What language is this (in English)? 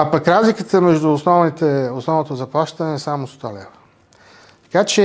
Bulgarian